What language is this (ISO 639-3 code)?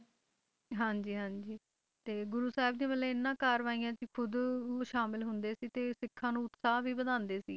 pan